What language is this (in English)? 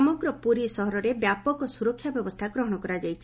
Odia